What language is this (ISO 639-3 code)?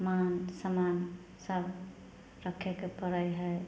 mai